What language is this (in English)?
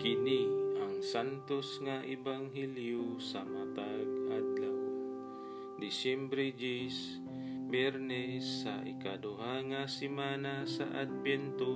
Filipino